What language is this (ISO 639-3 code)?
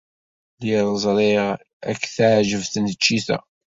kab